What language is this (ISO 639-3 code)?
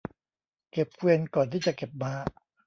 tha